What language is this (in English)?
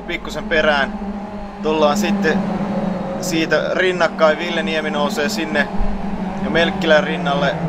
Finnish